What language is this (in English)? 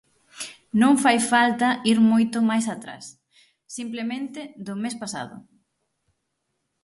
Galician